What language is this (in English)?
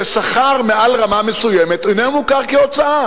Hebrew